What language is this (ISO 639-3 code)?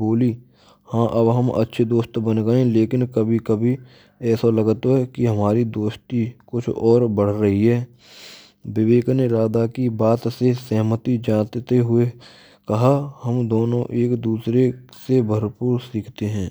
bra